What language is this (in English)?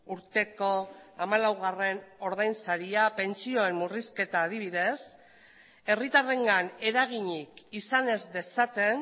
Basque